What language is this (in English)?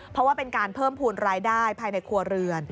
Thai